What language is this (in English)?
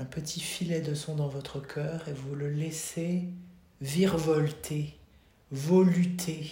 French